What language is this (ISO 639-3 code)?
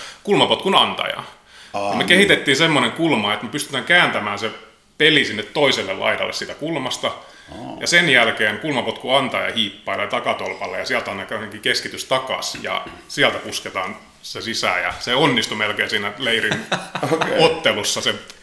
fin